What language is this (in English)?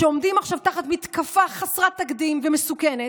Hebrew